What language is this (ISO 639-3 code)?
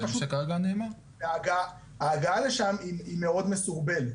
heb